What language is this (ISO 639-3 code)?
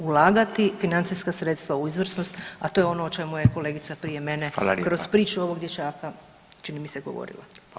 hrv